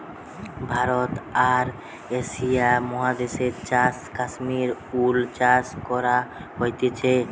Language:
Bangla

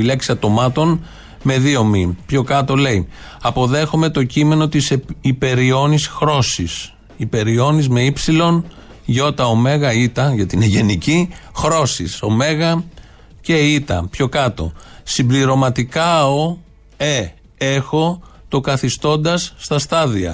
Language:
Greek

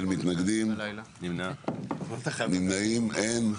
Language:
Hebrew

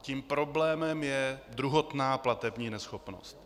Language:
Czech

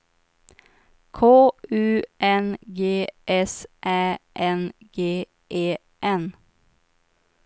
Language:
Swedish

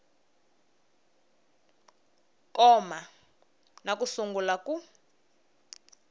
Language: Tsonga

